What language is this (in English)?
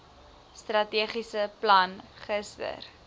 Afrikaans